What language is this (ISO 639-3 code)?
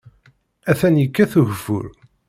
kab